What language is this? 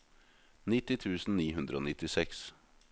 Norwegian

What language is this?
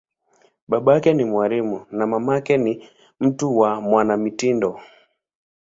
Swahili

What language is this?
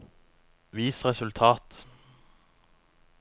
Norwegian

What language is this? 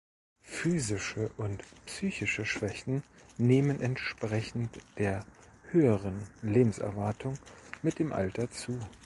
German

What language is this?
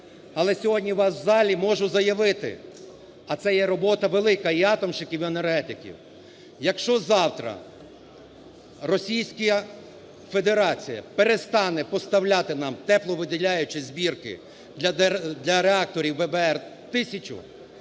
Ukrainian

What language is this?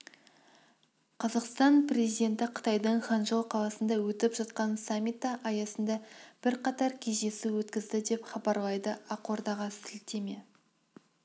Kazakh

